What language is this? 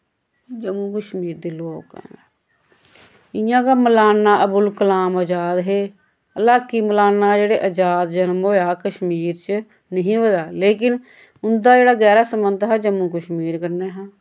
Dogri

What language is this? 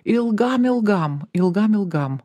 Lithuanian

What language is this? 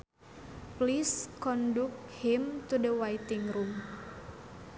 Sundanese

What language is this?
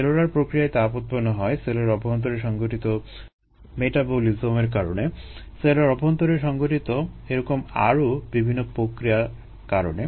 Bangla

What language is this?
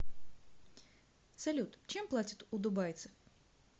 Russian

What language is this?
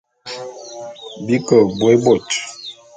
Bulu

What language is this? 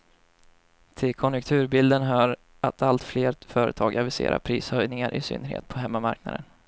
Swedish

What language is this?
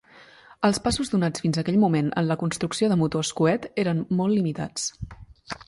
Catalan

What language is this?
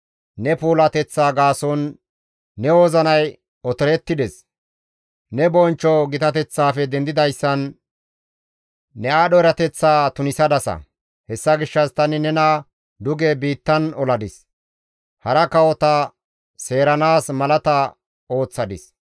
Gamo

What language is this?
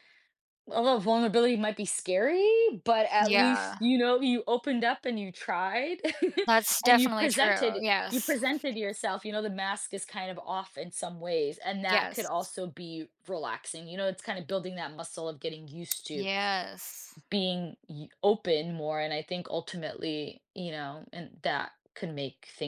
English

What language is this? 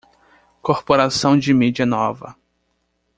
Portuguese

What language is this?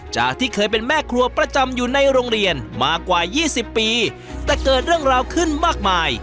Thai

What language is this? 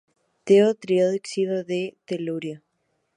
Spanish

